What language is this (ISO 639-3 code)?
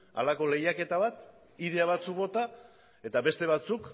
eus